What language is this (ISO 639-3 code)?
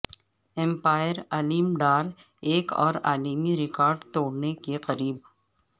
urd